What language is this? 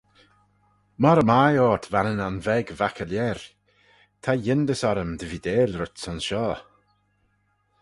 Manx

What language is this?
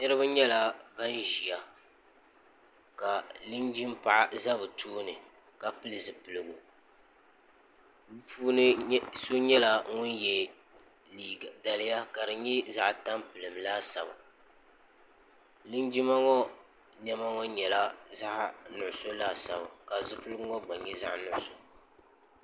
Dagbani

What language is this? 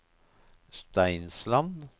Norwegian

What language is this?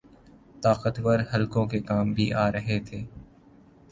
Urdu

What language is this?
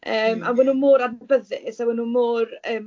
Welsh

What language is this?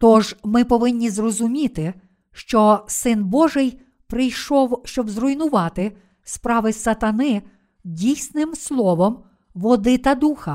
Ukrainian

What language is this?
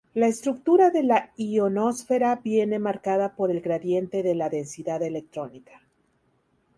Spanish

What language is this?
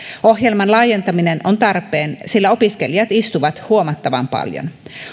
Finnish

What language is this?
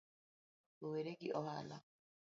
Luo (Kenya and Tanzania)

